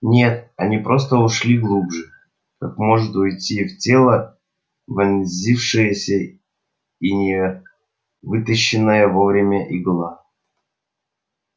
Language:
Russian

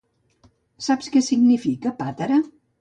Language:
Catalan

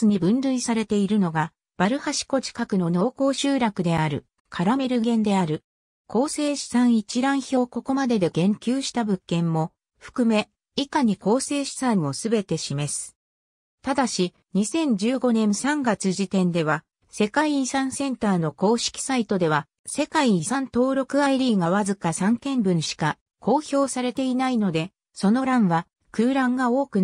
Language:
Japanese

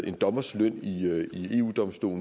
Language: Danish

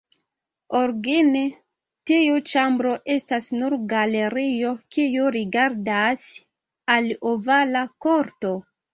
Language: Esperanto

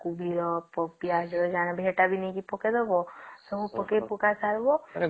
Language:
Odia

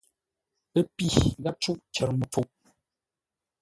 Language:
Ngombale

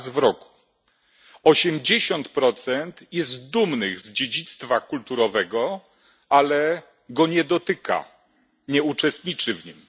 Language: Polish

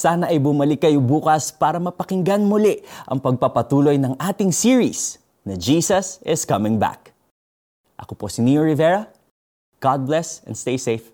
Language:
Filipino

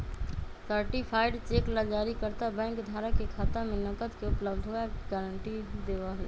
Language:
Magahi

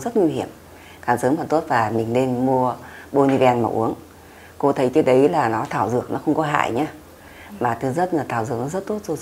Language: Vietnamese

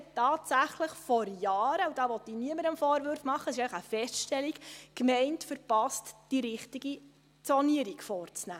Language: Swiss German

